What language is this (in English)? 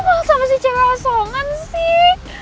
Indonesian